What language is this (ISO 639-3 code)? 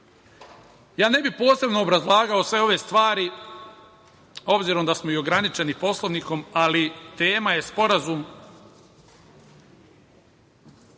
srp